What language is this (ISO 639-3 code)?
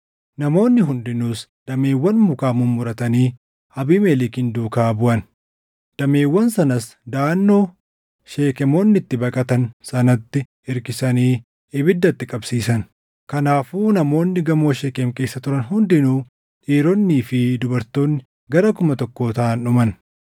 orm